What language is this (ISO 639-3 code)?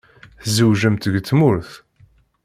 kab